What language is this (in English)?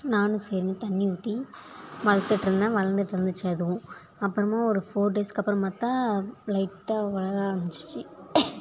Tamil